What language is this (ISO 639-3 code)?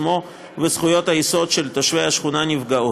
heb